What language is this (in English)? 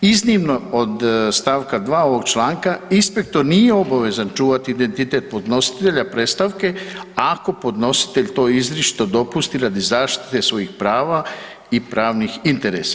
Croatian